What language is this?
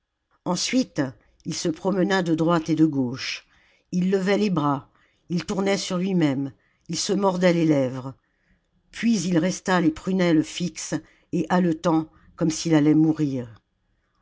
French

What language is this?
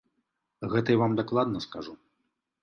Belarusian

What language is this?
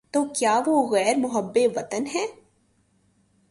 Urdu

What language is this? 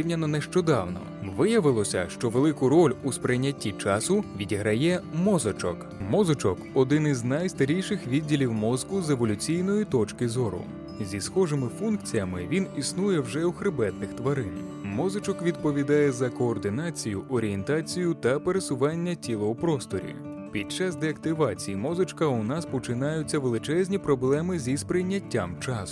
Ukrainian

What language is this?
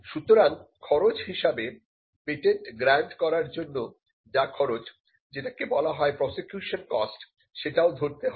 Bangla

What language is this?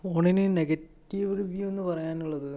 Malayalam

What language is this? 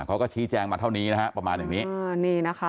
Thai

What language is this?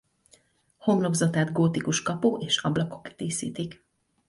Hungarian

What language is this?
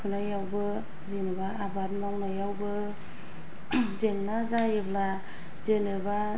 Bodo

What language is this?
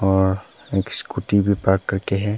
Hindi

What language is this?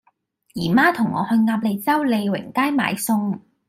Cantonese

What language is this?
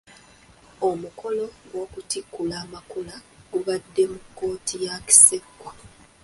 Ganda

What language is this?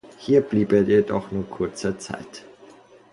German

